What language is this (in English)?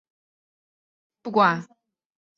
Chinese